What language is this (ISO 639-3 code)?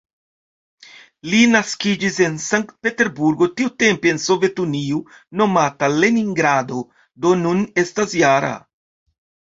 epo